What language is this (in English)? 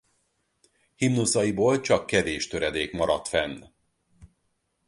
Hungarian